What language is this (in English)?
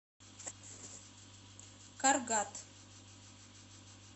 Russian